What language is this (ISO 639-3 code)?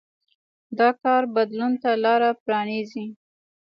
pus